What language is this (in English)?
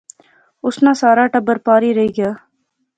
Pahari-Potwari